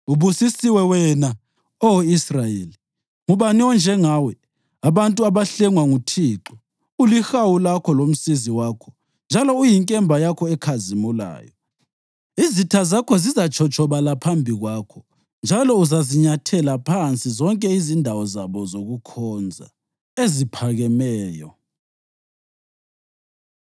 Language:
North Ndebele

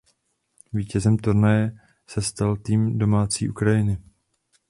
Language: Czech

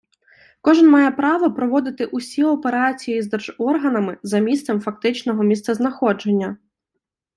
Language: Ukrainian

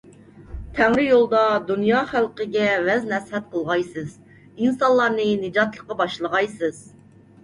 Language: Uyghur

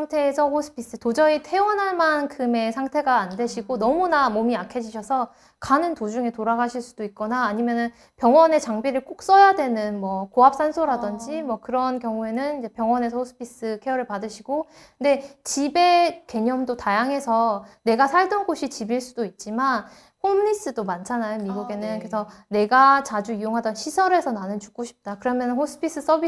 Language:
Korean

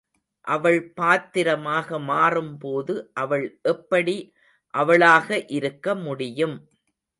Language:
Tamil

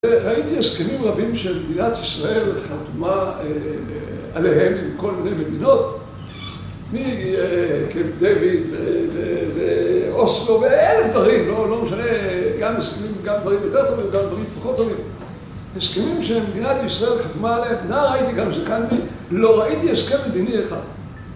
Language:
Hebrew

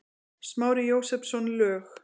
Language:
Icelandic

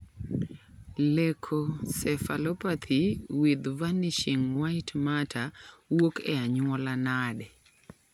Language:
Luo (Kenya and Tanzania)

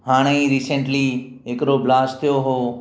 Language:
Sindhi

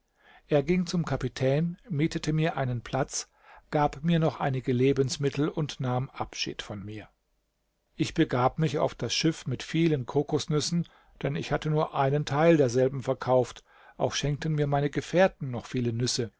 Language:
German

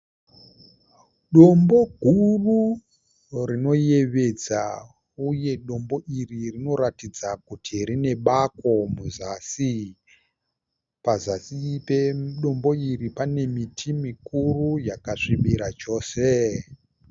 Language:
Shona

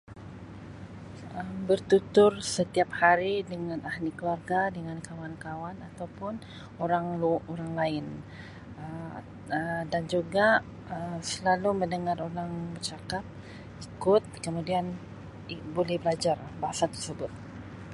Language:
Sabah Malay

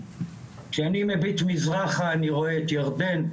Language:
Hebrew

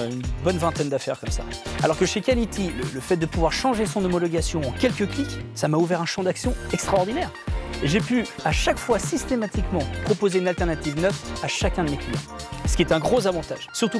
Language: French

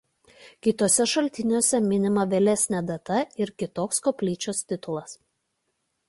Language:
Lithuanian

